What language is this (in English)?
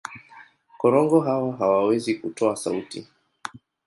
Swahili